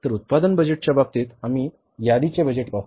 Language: Marathi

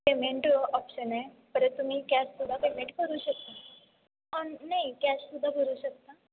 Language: Marathi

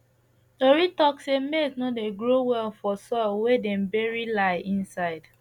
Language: Nigerian Pidgin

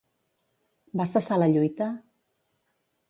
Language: Catalan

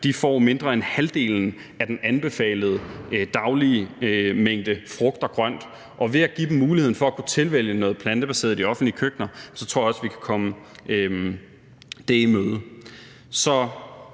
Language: Danish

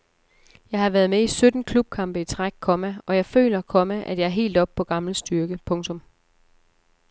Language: Danish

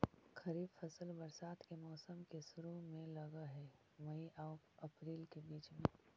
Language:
Magahi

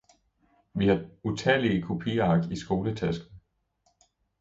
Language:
Danish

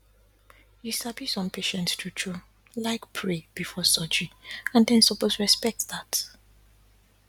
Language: Nigerian Pidgin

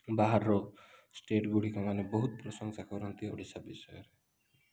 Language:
Odia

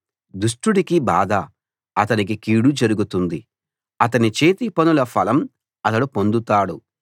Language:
Telugu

